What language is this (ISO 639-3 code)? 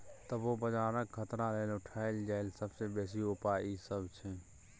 mai